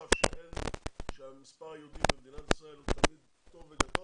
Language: Hebrew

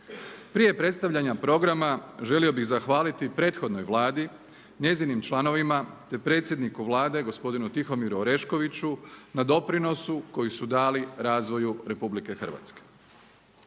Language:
Croatian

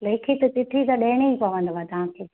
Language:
Sindhi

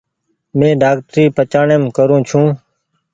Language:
Goaria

